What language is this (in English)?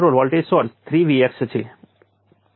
Gujarati